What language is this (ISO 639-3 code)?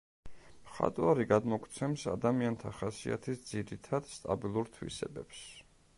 kat